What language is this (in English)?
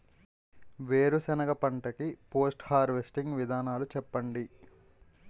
Telugu